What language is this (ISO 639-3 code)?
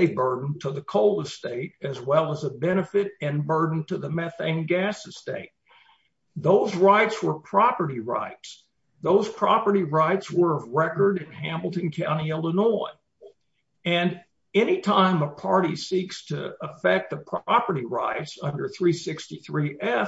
eng